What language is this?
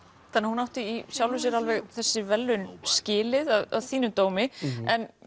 Icelandic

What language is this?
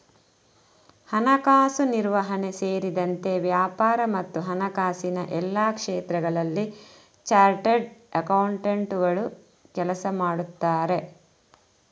Kannada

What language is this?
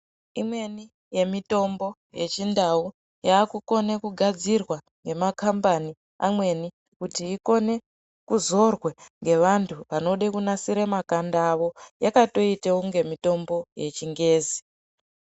Ndau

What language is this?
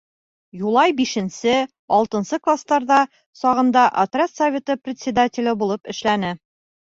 Bashkir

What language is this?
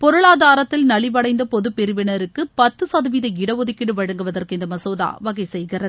Tamil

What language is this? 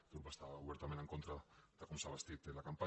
Catalan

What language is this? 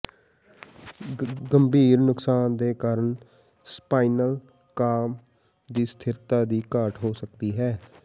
Punjabi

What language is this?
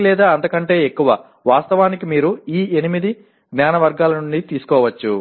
Telugu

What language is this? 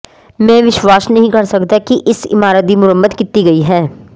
Punjabi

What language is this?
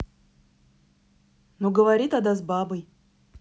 Russian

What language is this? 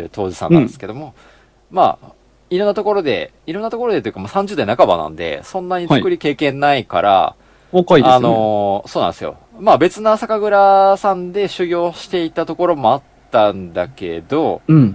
Japanese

